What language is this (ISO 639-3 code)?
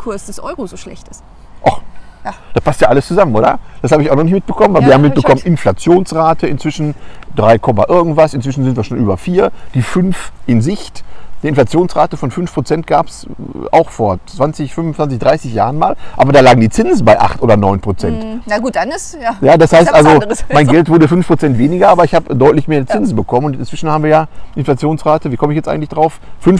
deu